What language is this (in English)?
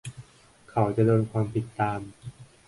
Thai